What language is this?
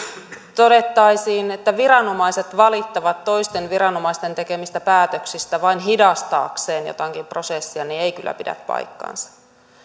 Finnish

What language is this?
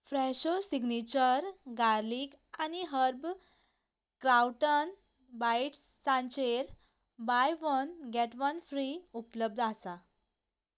Konkani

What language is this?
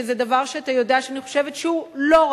Hebrew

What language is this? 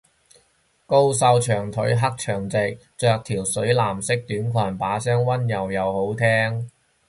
Cantonese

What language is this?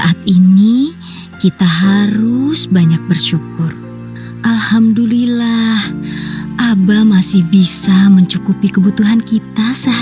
Indonesian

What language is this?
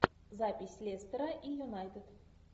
Russian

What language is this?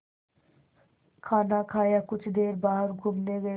Hindi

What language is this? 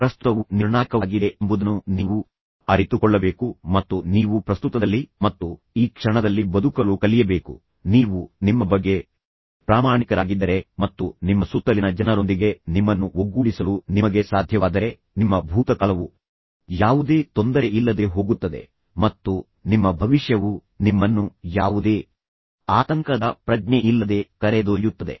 Kannada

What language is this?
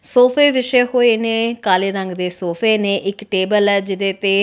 Punjabi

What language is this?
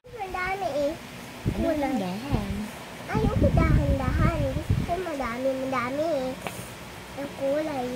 Filipino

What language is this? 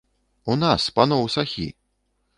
Belarusian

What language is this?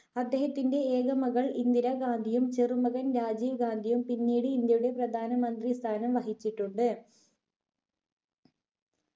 Malayalam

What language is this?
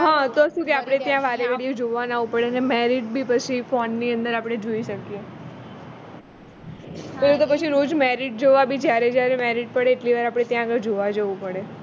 Gujarati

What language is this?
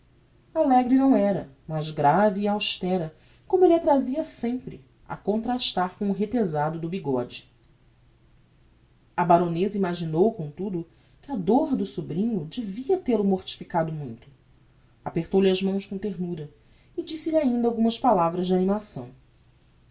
Portuguese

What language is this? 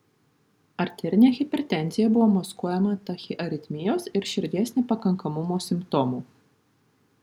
Lithuanian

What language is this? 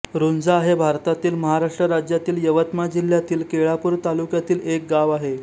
Marathi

